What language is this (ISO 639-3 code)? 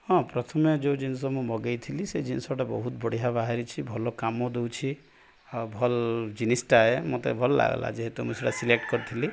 ori